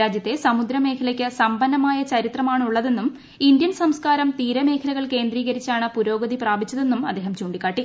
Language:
Malayalam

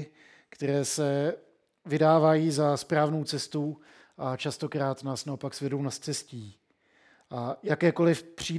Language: Czech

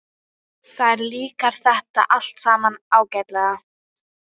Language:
Icelandic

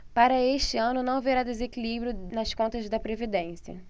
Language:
Portuguese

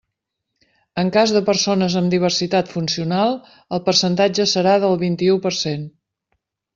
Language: Catalan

